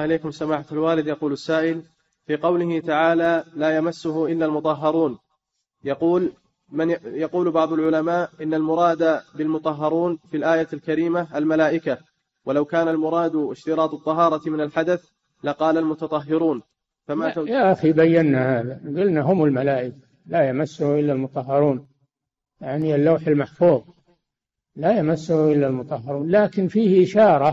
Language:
Arabic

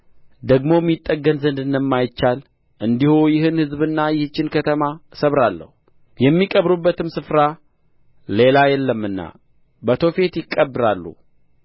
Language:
Amharic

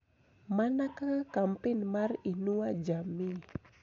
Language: Luo (Kenya and Tanzania)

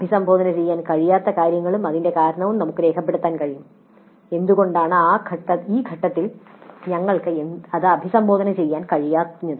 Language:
Malayalam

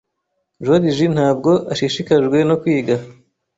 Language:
Kinyarwanda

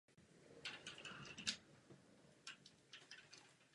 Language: Czech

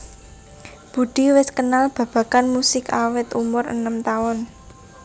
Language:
Javanese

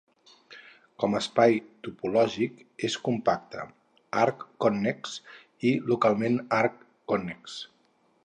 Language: Catalan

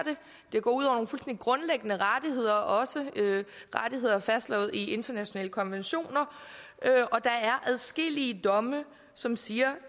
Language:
Danish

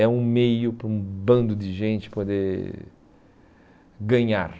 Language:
Portuguese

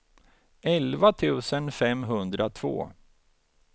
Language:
Swedish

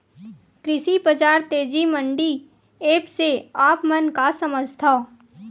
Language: Chhattisgarhi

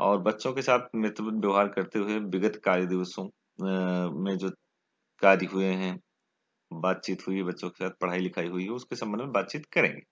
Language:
Hindi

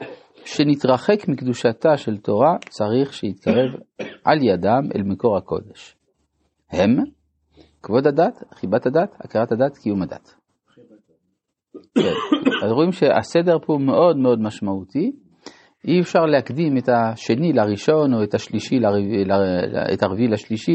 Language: Hebrew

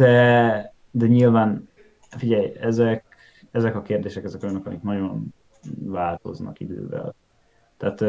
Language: Hungarian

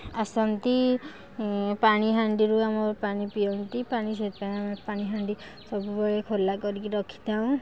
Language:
Odia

